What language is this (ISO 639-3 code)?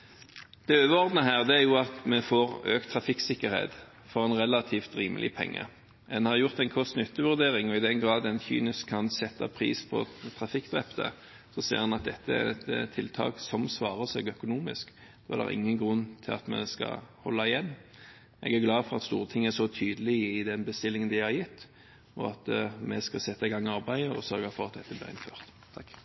nob